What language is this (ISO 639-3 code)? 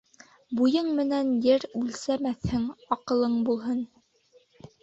bak